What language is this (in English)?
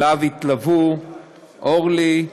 Hebrew